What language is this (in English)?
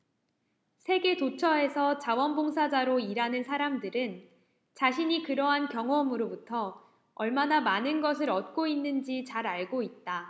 Korean